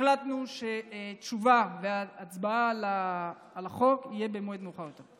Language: Hebrew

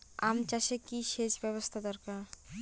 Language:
Bangla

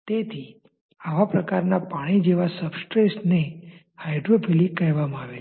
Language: Gujarati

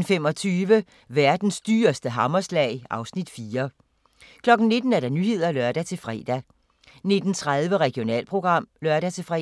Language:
Danish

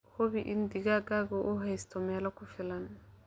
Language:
Somali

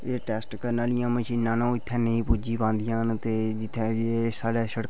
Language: Dogri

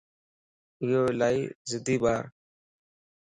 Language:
Lasi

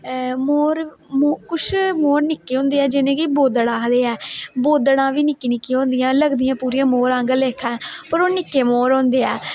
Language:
Dogri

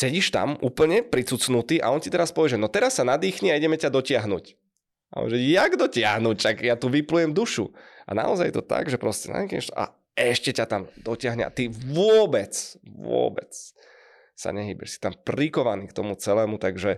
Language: Czech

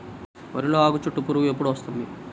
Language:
Telugu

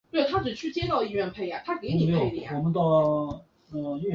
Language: Chinese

